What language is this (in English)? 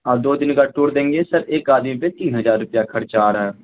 Urdu